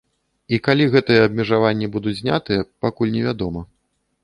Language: Belarusian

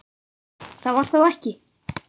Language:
Icelandic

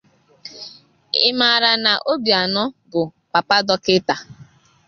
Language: Igbo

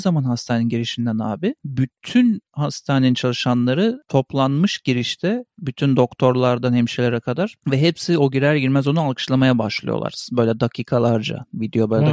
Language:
Turkish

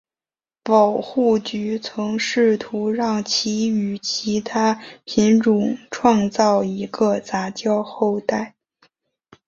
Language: Chinese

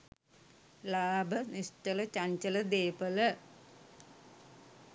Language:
Sinhala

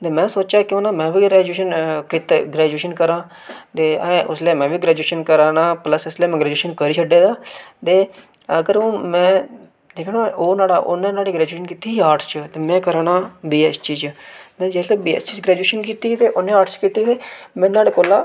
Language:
Dogri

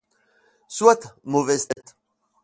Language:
French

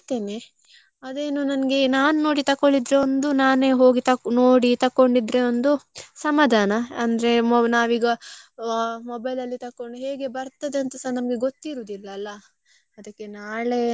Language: Kannada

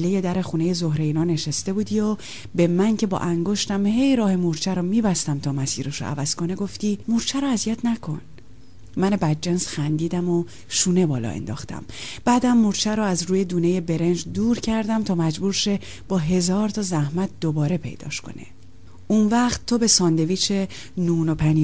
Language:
Persian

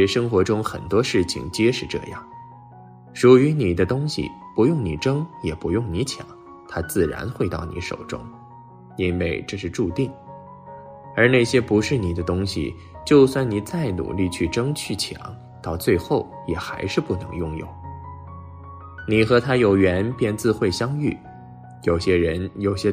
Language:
Chinese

